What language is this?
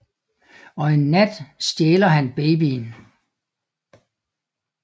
Danish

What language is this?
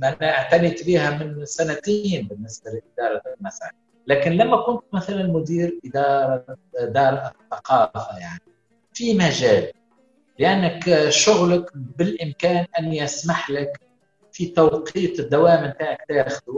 Arabic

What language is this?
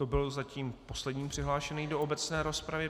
Czech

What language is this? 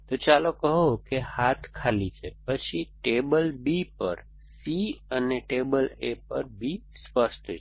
Gujarati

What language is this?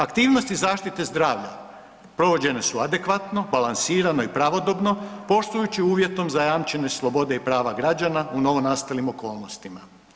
Croatian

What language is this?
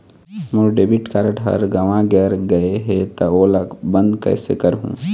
Chhattisgarhi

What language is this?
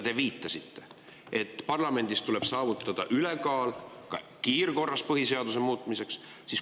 Estonian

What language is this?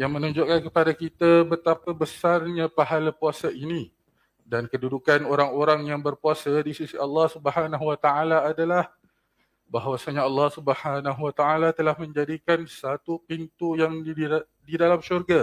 Malay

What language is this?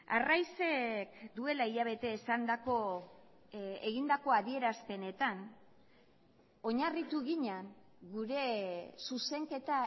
Basque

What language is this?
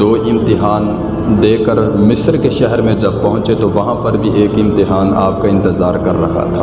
Urdu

